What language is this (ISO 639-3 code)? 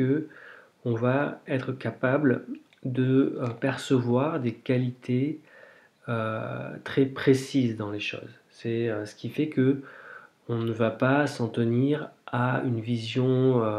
fra